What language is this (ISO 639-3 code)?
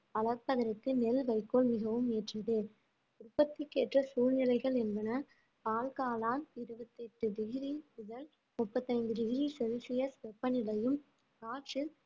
tam